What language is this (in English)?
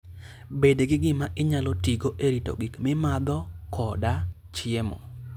Luo (Kenya and Tanzania)